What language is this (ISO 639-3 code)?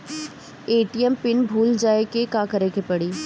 bho